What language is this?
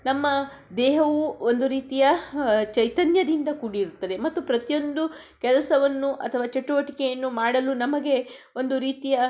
Kannada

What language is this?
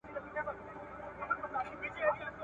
Pashto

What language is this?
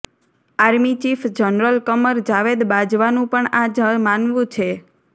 Gujarati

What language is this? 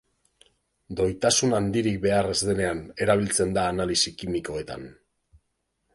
Basque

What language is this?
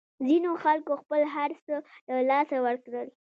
Pashto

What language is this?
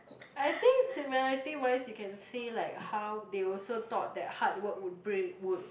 English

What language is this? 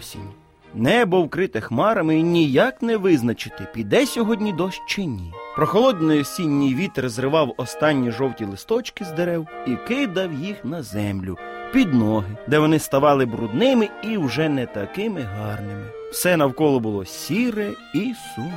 Ukrainian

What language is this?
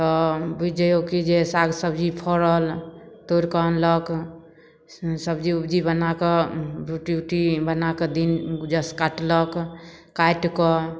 Maithili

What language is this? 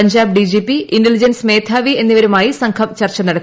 Malayalam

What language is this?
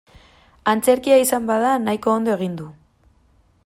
Basque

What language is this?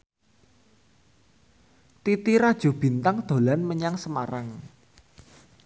Javanese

